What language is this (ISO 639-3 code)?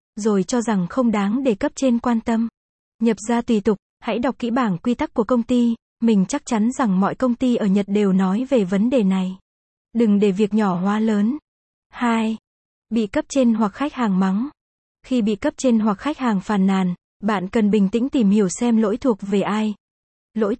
vie